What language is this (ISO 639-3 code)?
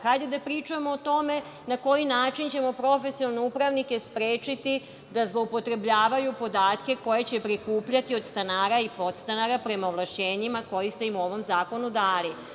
srp